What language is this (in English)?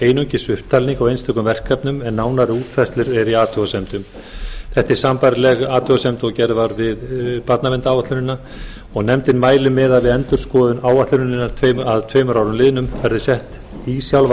Icelandic